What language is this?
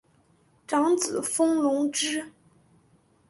Chinese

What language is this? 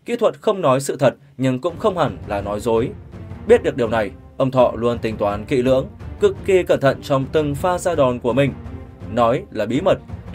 Vietnamese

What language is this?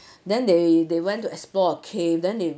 English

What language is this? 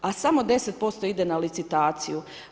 Croatian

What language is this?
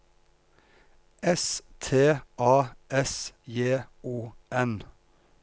Norwegian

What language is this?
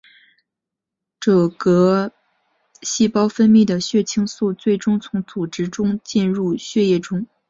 Chinese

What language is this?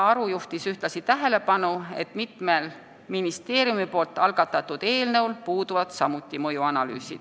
Estonian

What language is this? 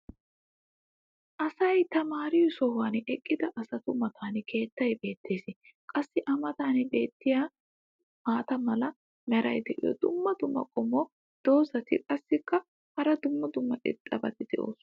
Wolaytta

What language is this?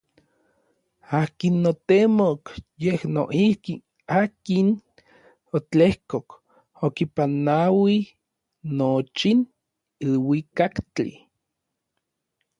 Orizaba Nahuatl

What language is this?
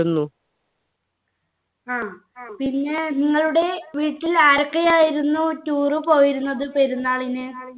Malayalam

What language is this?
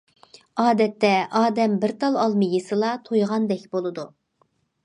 Uyghur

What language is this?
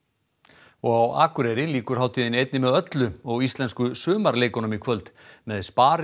Icelandic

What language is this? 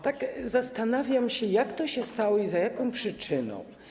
Polish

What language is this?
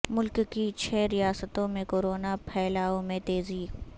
Urdu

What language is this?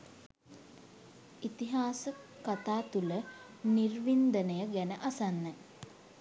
Sinhala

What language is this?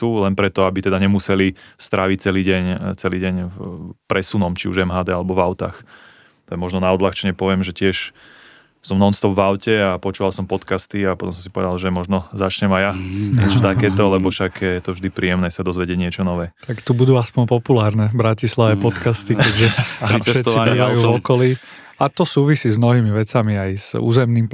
Slovak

